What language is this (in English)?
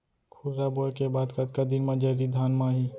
Chhattisgarhi